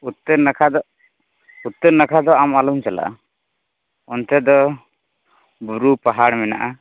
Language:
Santali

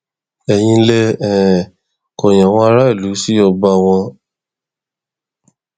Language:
Yoruba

